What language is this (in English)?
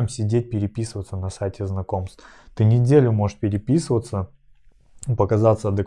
Russian